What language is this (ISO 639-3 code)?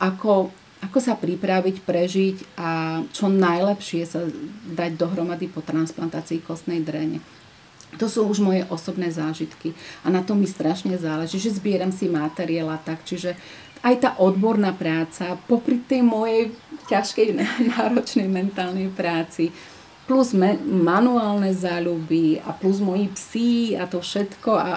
slk